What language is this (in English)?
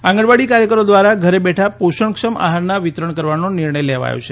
Gujarati